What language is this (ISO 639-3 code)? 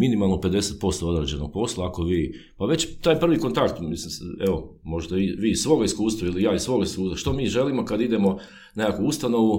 hrv